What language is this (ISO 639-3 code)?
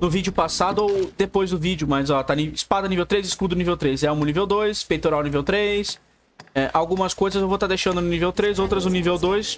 por